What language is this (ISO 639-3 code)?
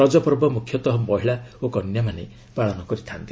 ori